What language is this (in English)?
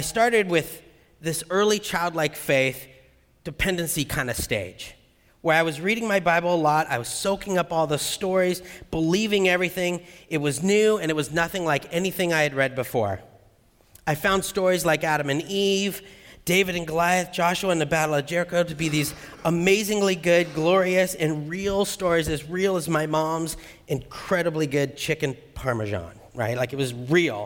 English